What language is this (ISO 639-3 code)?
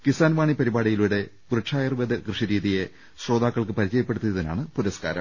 mal